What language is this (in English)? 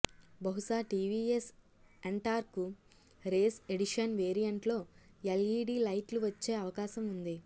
Telugu